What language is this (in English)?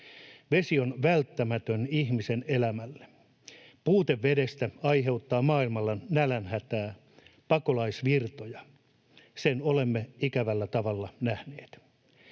Finnish